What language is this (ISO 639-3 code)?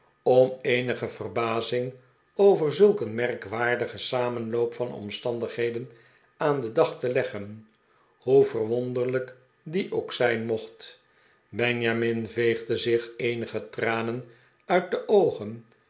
nld